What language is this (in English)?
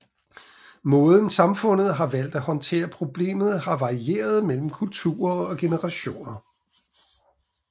Danish